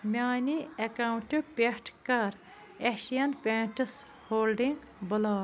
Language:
Kashmiri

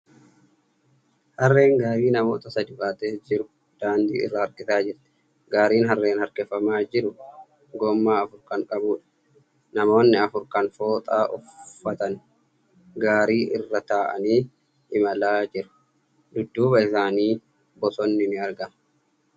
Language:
Oromo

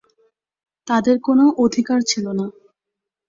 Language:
Bangla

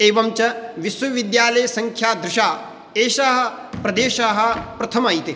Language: Sanskrit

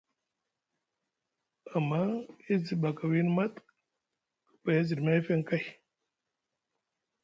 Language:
Musgu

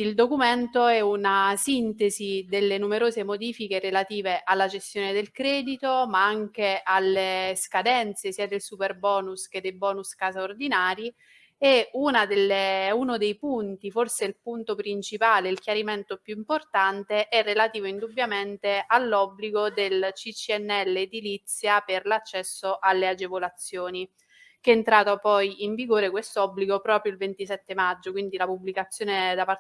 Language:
Italian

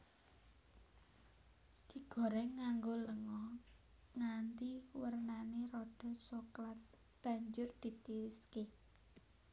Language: Javanese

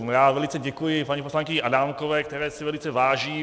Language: Czech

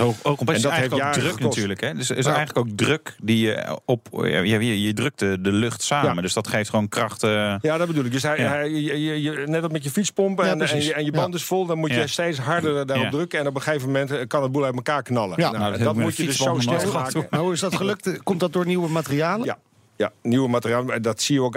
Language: Dutch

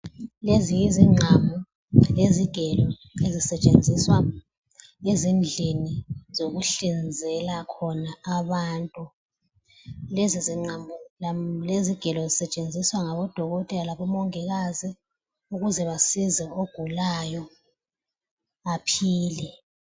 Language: North Ndebele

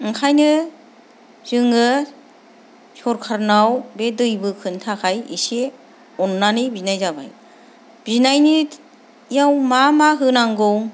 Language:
Bodo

